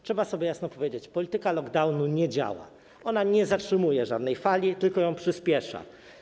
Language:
Polish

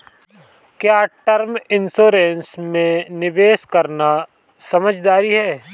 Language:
Hindi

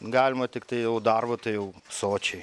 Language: Lithuanian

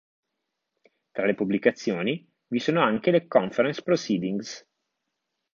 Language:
Italian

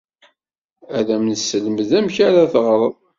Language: Kabyle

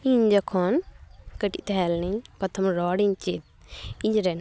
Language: Santali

